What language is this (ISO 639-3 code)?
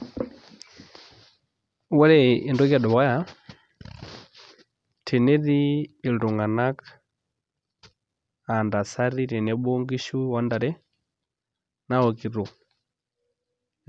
mas